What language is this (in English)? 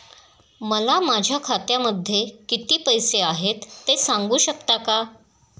Marathi